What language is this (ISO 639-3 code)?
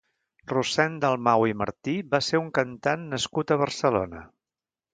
cat